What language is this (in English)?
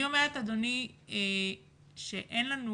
Hebrew